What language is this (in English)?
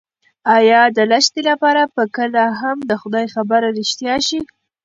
Pashto